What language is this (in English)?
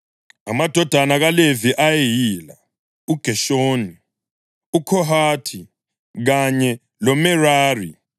North Ndebele